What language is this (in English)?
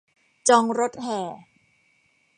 Thai